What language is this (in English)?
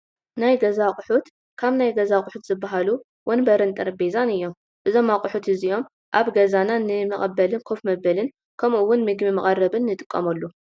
Tigrinya